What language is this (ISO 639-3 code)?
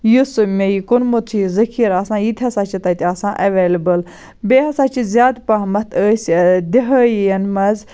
kas